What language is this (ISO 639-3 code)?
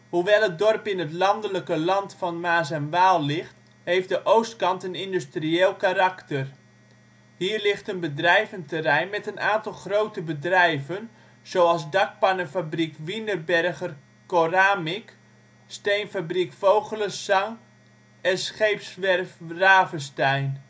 nld